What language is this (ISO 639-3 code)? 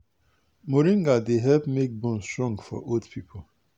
pcm